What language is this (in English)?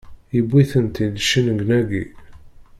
Kabyle